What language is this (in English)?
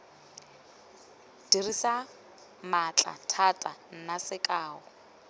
Tswana